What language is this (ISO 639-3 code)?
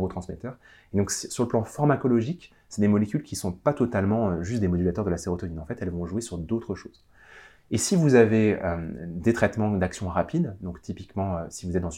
fra